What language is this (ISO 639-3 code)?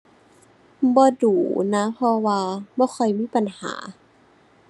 tha